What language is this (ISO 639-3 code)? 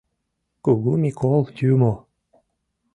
chm